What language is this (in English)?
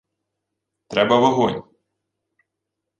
Ukrainian